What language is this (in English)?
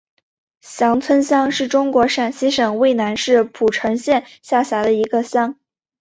Chinese